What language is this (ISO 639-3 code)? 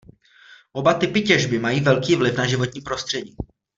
ces